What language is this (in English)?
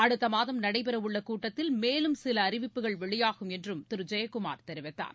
Tamil